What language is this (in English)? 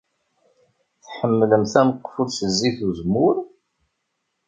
Kabyle